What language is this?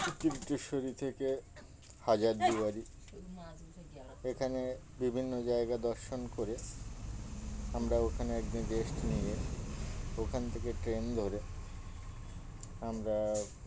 Bangla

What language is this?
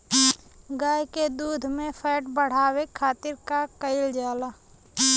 Bhojpuri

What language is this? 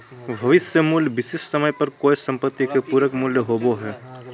Magahi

